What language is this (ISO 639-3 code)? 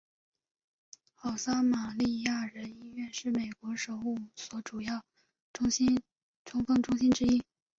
zho